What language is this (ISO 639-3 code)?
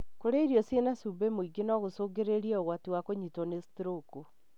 kik